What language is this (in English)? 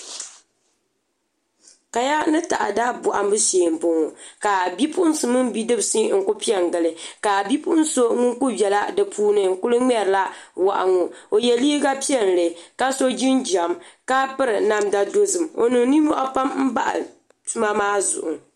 Dagbani